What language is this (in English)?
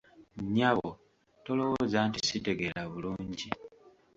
Ganda